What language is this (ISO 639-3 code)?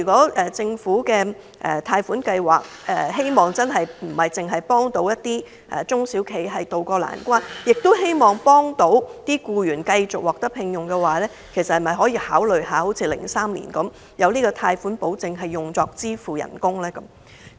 yue